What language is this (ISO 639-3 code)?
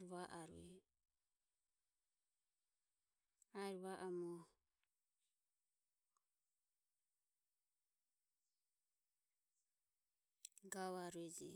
aom